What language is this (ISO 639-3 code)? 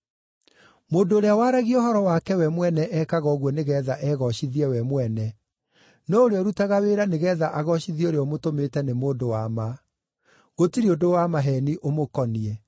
kik